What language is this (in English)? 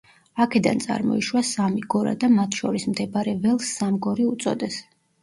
Georgian